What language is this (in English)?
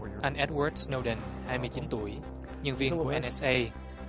Vietnamese